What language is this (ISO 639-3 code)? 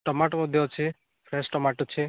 ori